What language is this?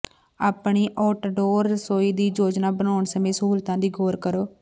Punjabi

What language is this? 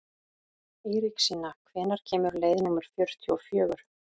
Icelandic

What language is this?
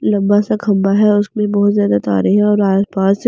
Hindi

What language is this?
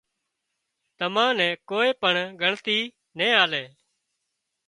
Wadiyara Koli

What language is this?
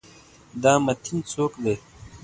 Pashto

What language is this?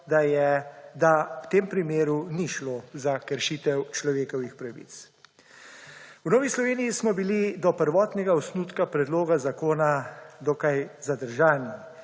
Slovenian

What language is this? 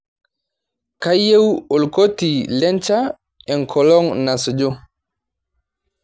Masai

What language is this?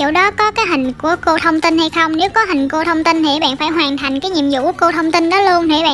Vietnamese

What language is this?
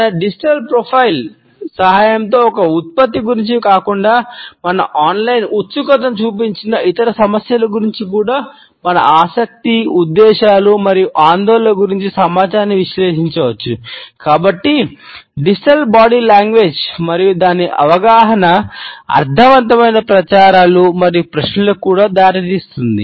Telugu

